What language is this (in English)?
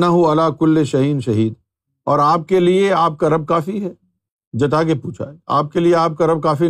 Urdu